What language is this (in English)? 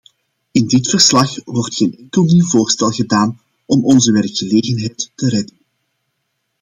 Dutch